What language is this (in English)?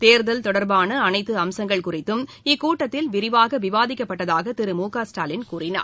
Tamil